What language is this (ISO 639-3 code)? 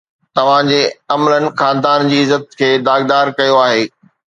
snd